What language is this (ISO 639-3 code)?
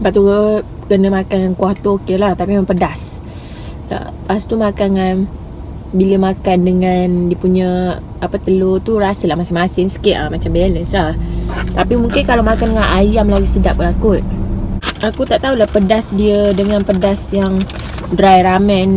msa